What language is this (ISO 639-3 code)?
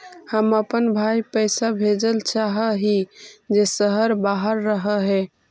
mag